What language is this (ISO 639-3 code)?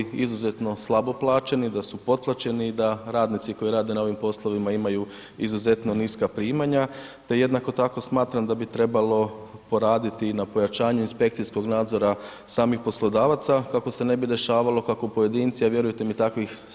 hrv